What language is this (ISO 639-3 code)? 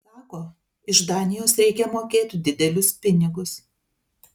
lit